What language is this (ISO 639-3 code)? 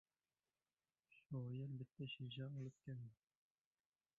uzb